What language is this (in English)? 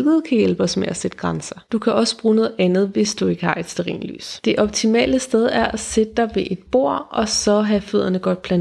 Danish